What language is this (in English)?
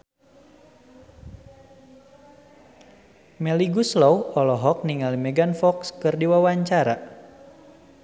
Sundanese